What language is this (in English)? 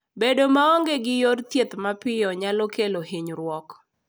Luo (Kenya and Tanzania)